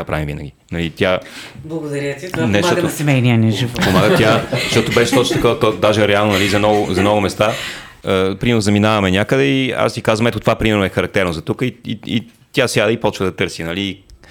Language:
Bulgarian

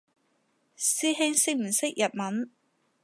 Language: Cantonese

